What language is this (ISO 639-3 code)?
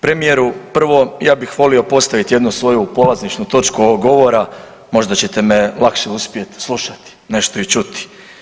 hrv